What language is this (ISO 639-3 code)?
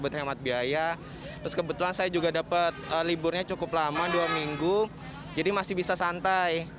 ind